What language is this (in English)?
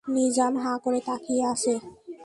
Bangla